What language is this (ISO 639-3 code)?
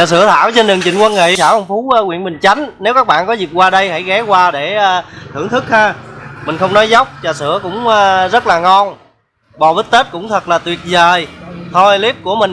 vie